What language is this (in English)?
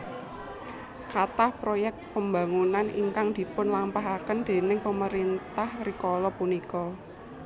Javanese